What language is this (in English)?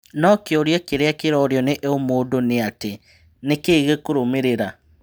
Kikuyu